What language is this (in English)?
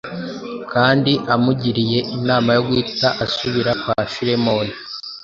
Kinyarwanda